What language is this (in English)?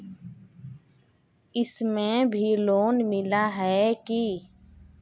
Magahi